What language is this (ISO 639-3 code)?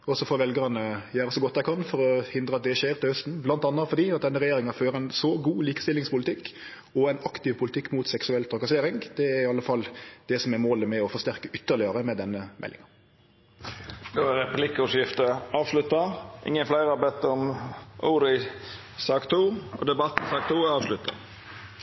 nno